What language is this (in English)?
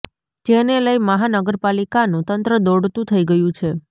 Gujarati